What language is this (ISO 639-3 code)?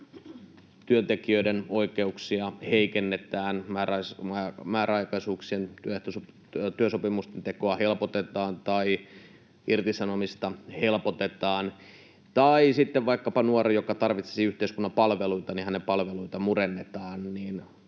fin